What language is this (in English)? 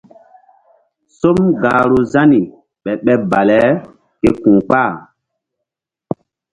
Mbum